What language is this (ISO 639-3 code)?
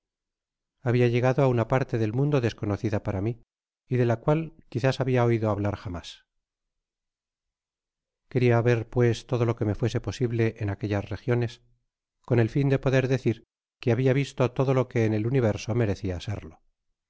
spa